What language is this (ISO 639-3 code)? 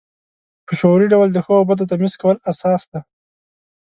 pus